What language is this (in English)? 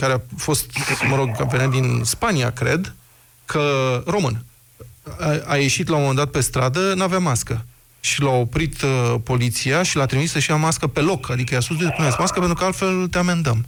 Romanian